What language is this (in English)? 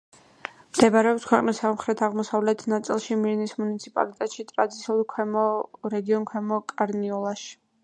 Georgian